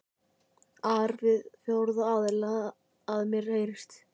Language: Icelandic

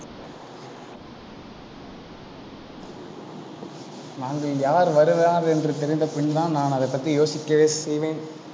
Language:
Tamil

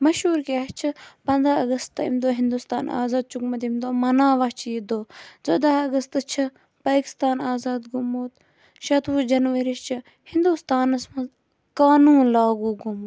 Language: Kashmiri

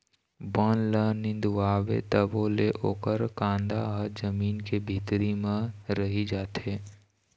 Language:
Chhattisgarhi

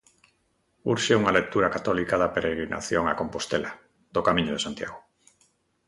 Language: Galician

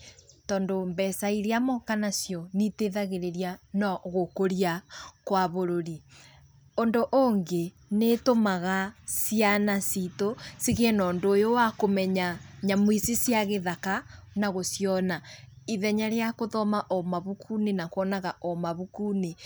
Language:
Kikuyu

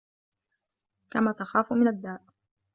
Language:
Arabic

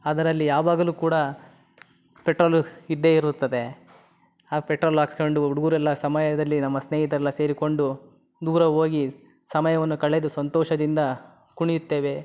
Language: Kannada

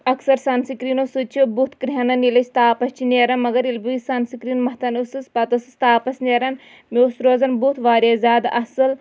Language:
Kashmiri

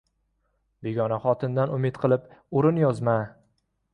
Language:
Uzbek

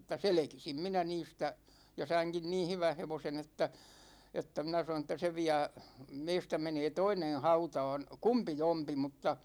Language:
Finnish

